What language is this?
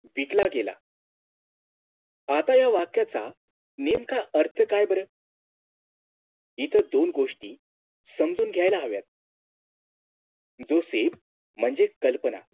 Marathi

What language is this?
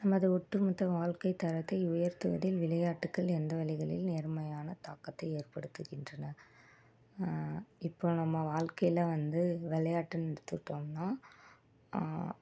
Tamil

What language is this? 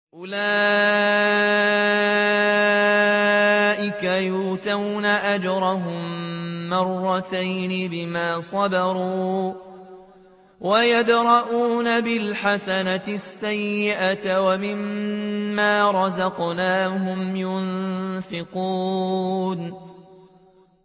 Arabic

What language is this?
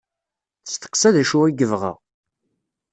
Kabyle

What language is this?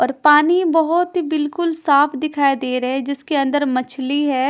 Hindi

